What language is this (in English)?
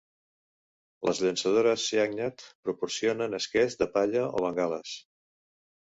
Catalan